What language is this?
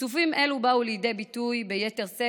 Hebrew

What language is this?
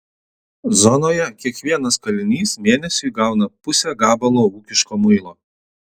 Lithuanian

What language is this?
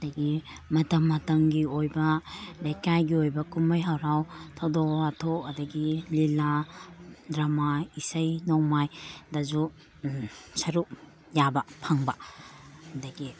Manipuri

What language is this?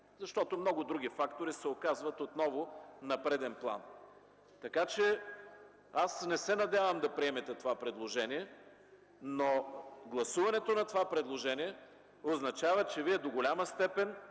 Bulgarian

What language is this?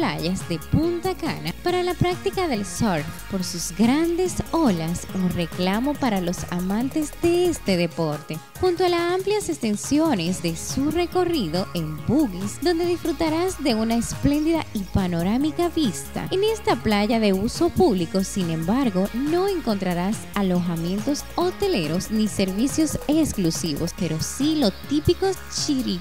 Spanish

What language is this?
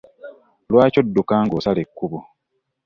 Ganda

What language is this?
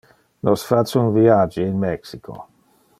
Interlingua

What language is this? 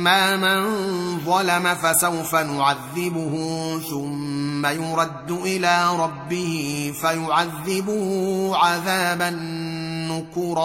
Arabic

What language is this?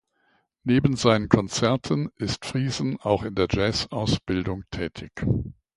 German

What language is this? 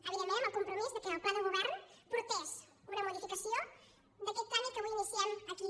Catalan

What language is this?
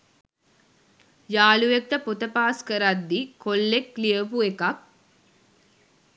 Sinhala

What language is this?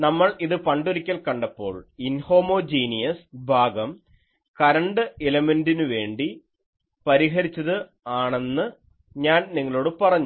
Malayalam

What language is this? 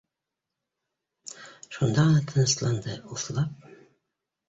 Bashkir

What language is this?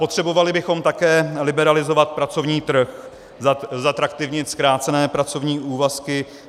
Czech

